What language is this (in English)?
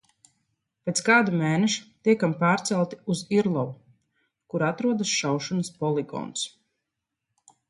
Latvian